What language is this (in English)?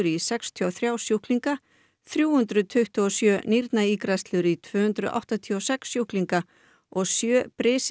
Icelandic